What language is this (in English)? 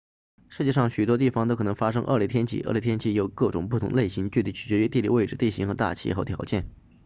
Chinese